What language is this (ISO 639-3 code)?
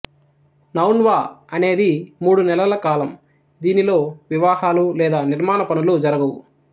tel